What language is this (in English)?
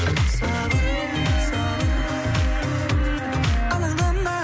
Kazakh